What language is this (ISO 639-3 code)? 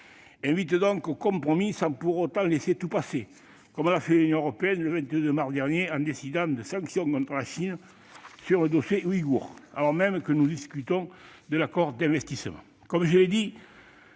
fra